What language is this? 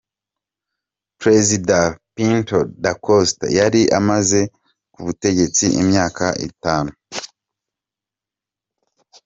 Kinyarwanda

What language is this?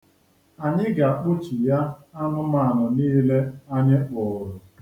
Igbo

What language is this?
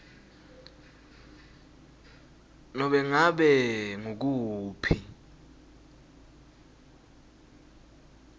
Swati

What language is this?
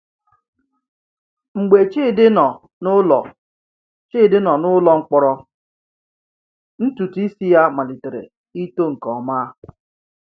Igbo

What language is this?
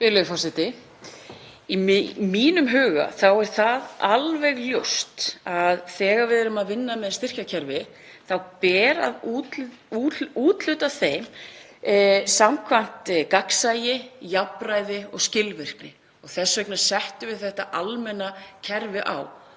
Icelandic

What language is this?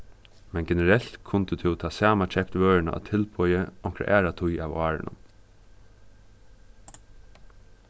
Faroese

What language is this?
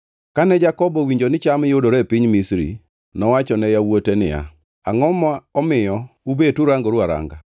Luo (Kenya and Tanzania)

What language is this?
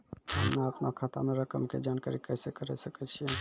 Maithili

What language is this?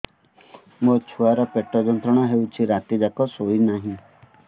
Odia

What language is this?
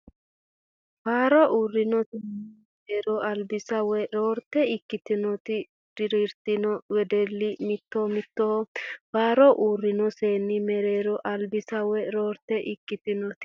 Sidamo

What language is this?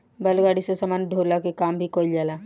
Bhojpuri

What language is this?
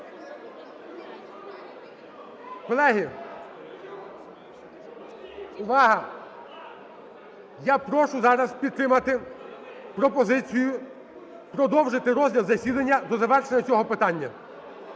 Ukrainian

